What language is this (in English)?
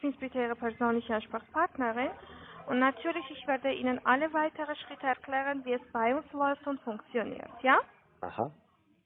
German